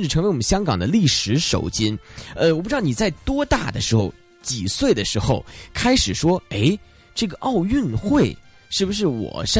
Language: Chinese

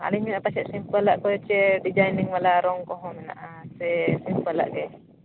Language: Santali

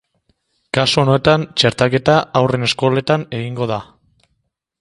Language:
Basque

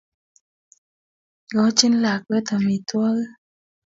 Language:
Kalenjin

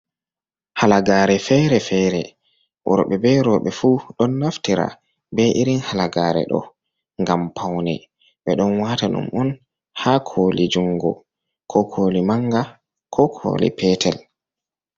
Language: Fula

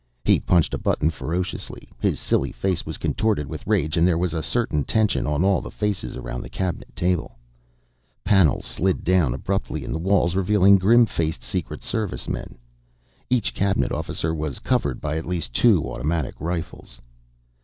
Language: English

